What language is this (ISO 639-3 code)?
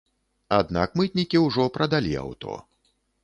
bel